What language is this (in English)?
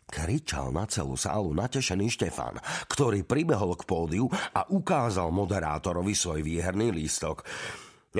Slovak